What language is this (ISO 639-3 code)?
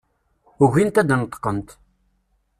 kab